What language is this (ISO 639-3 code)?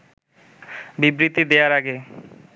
ben